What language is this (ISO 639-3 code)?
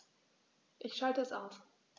deu